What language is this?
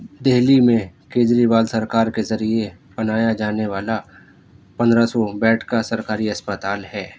Urdu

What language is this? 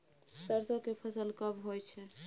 Maithili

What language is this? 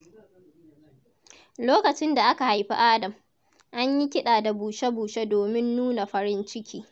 Hausa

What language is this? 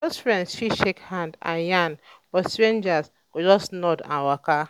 Nigerian Pidgin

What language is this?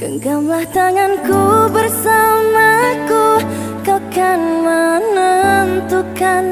Indonesian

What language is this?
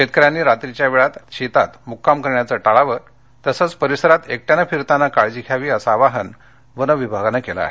Marathi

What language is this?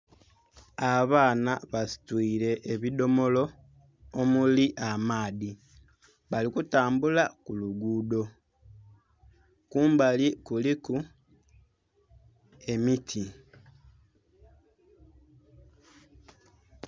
Soga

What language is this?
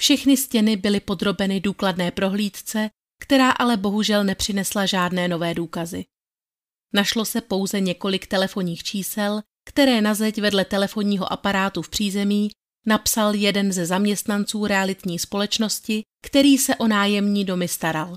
Czech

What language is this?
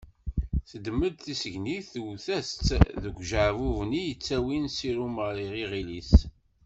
Kabyle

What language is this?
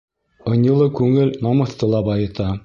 Bashkir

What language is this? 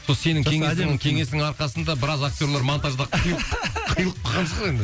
Kazakh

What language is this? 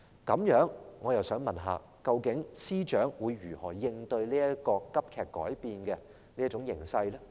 Cantonese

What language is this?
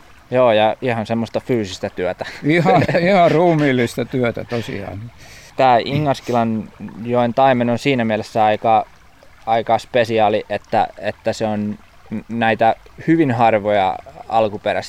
Finnish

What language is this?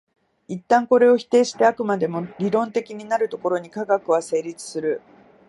Japanese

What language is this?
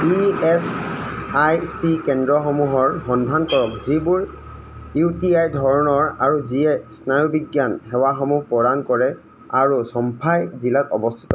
Assamese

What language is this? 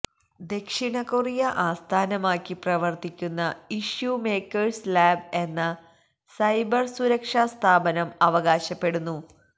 Malayalam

